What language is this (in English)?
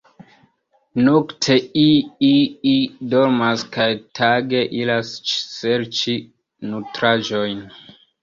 Esperanto